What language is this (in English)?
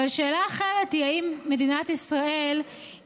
Hebrew